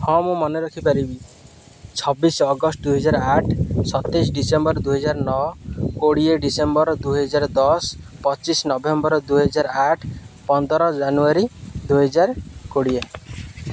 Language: Odia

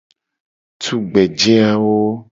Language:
Gen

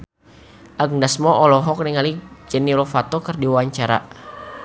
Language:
Sundanese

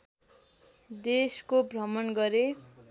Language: Nepali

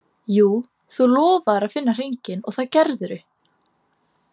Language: Icelandic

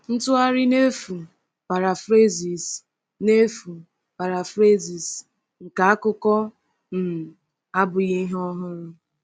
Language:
Igbo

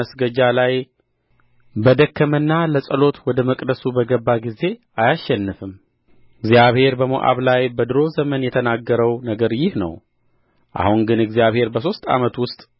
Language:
Amharic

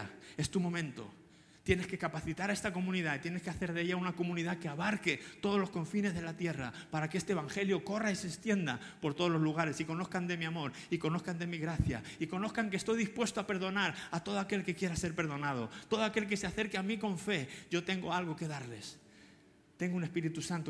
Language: Spanish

